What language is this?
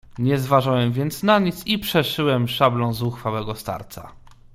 Polish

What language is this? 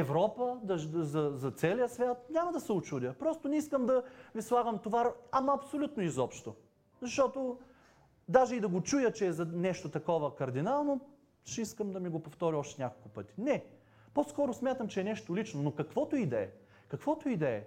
Bulgarian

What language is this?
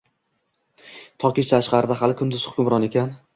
Uzbek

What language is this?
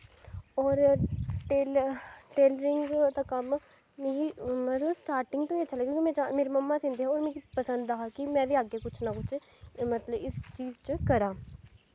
Dogri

